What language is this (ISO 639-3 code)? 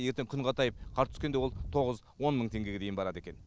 kaz